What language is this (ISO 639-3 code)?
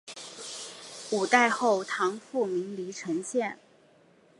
zho